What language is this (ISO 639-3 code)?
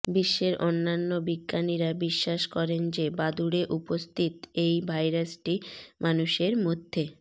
ben